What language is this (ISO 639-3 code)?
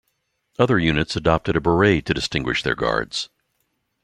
eng